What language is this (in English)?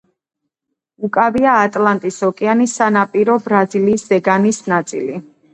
Georgian